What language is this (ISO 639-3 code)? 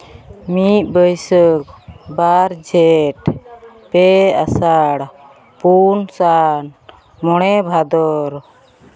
sat